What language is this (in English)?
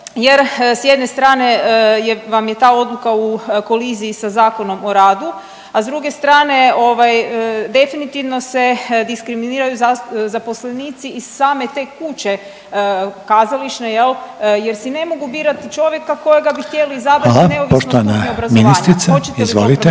Croatian